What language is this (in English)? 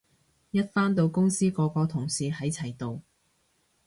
Cantonese